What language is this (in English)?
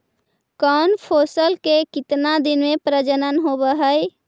Magahi